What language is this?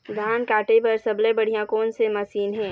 Chhattisgarhi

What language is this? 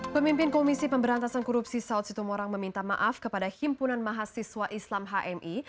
Indonesian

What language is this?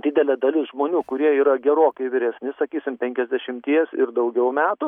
Lithuanian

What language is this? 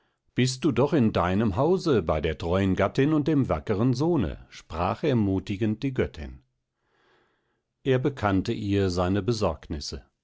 German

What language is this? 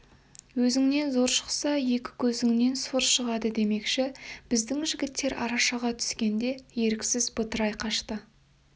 Kazakh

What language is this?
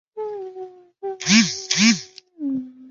Chinese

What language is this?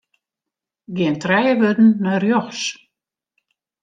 Western Frisian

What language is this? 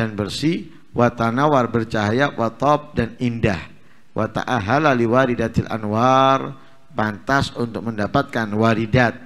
Indonesian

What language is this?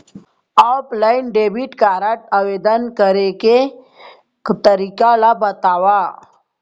Chhattisgarhi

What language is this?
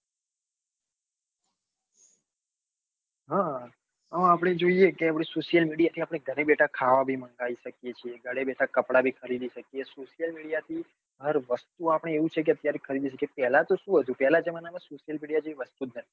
Gujarati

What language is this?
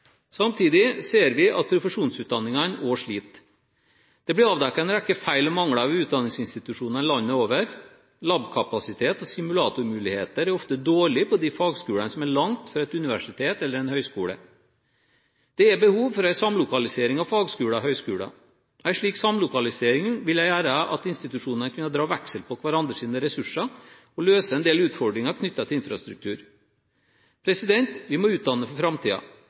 Norwegian Bokmål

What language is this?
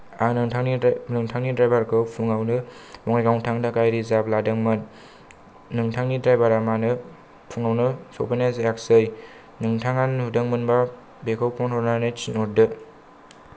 Bodo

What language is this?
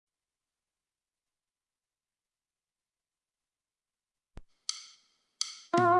Vietnamese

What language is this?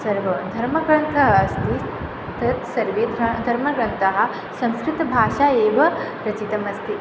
Sanskrit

